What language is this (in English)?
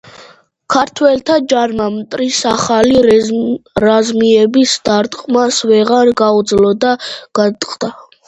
Georgian